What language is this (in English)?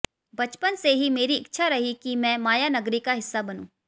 Hindi